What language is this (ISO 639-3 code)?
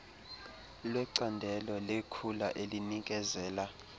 xho